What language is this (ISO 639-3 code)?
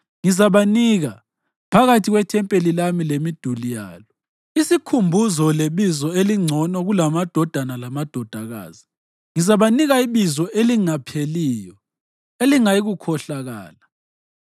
nde